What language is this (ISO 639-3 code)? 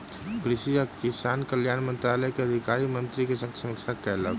mai